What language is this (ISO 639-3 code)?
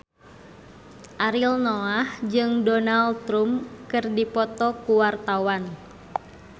sun